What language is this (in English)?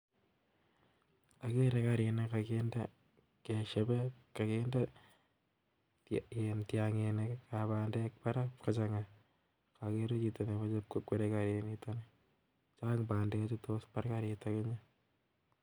Kalenjin